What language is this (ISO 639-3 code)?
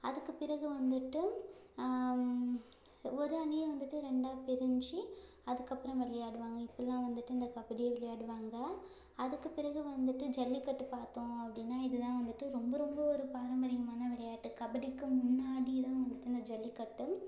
tam